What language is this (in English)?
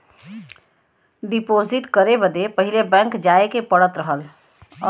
Bhojpuri